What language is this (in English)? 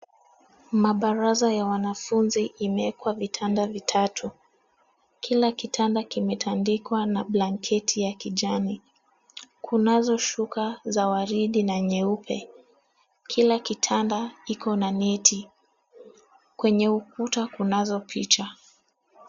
Swahili